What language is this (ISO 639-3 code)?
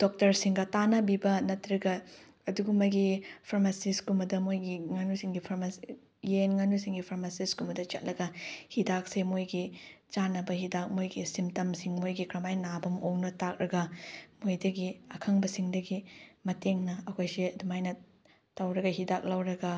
mni